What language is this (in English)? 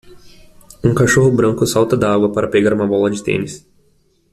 Portuguese